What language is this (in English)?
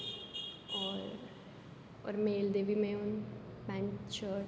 Dogri